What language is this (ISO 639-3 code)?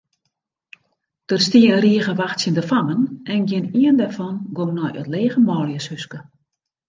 fry